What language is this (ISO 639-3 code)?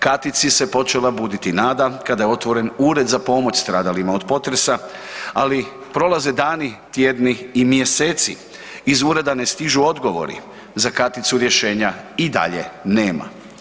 hrv